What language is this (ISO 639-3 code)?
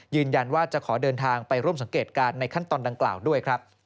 tha